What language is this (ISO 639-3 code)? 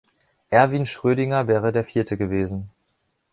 deu